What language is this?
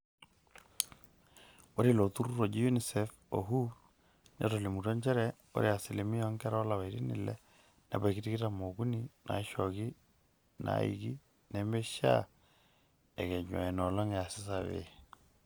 Masai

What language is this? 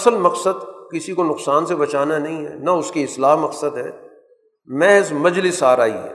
Urdu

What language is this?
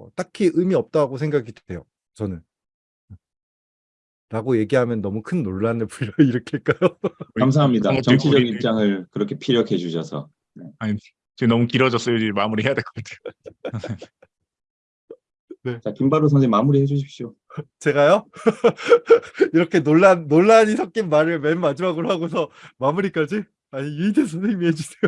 Korean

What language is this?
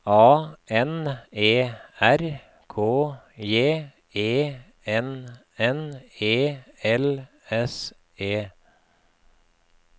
Norwegian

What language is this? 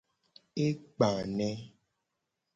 Gen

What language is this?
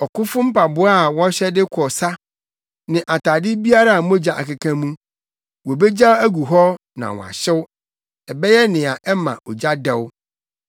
Akan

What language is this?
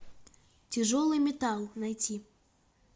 Russian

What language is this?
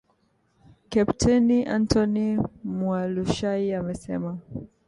Swahili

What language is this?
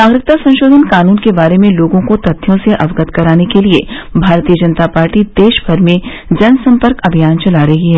Hindi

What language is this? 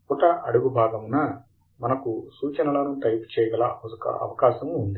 Telugu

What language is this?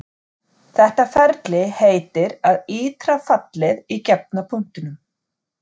Icelandic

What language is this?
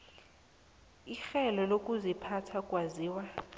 South Ndebele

